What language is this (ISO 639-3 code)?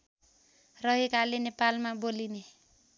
nep